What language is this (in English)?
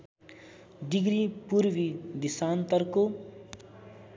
Nepali